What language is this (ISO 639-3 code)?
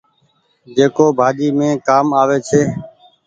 gig